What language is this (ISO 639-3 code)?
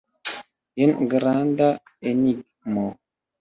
epo